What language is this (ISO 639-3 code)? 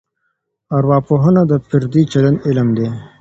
pus